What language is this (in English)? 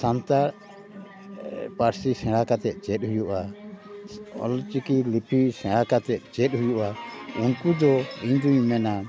Santali